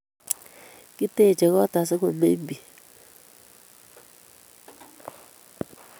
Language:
Kalenjin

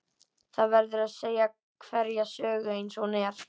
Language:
Icelandic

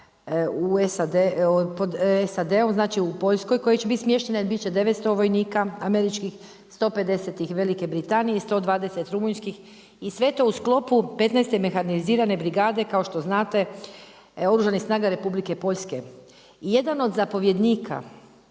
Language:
Croatian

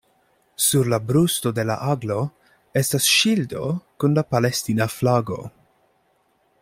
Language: Esperanto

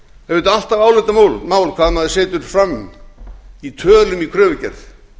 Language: Icelandic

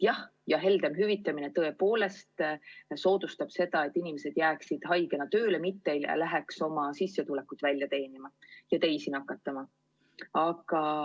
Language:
Estonian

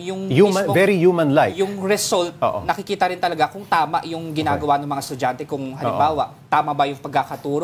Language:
Filipino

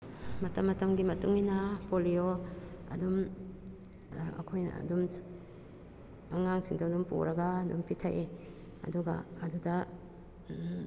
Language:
Manipuri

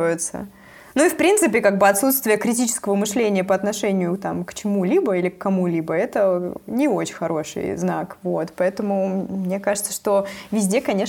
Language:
Russian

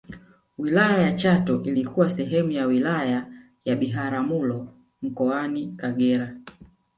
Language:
Swahili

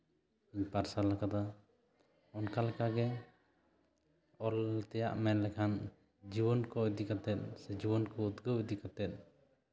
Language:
Santali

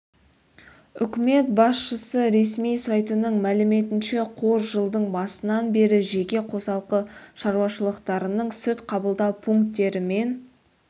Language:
Kazakh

